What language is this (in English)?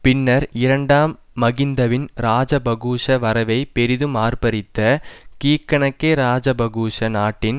Tamil